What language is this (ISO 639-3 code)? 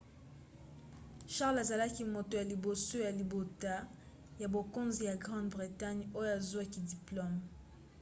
lin